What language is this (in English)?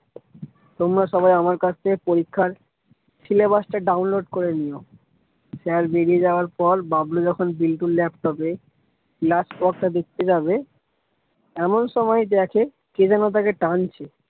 Bangla